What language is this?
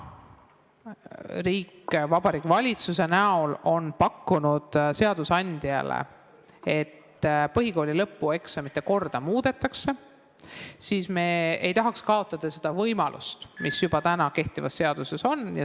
Estonian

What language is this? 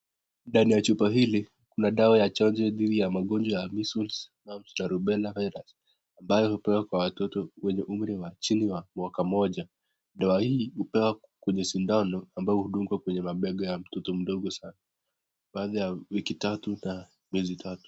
Swahili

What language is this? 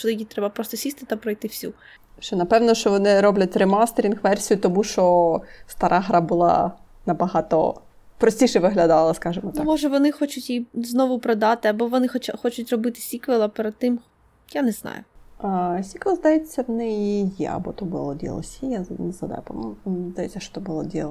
Ukrainian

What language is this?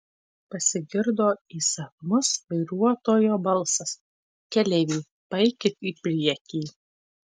Lithuanian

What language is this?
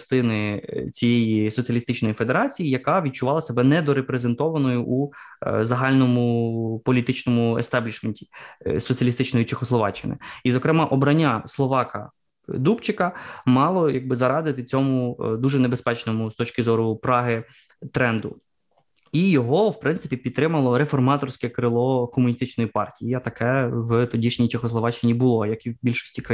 Ukrainian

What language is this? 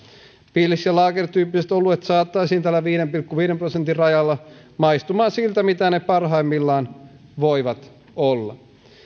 Finnish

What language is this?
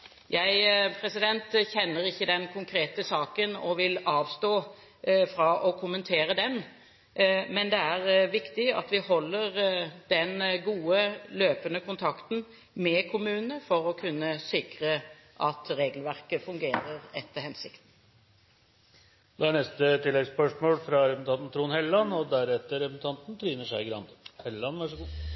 Norwegian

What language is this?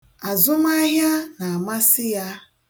Igbo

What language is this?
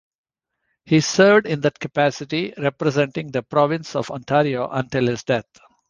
English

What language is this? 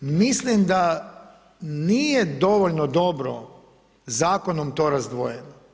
Croatian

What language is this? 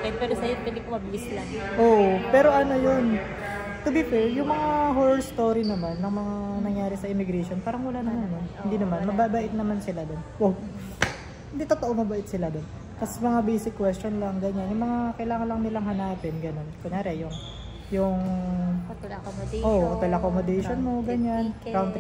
Filipino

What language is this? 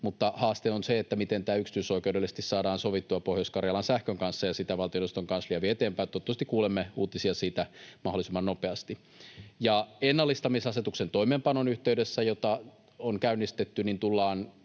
Finnish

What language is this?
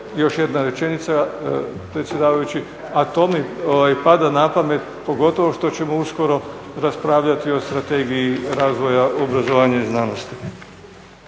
Croatian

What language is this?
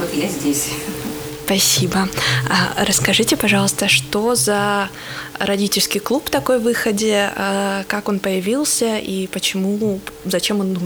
Russian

